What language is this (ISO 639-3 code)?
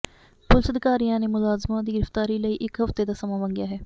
pan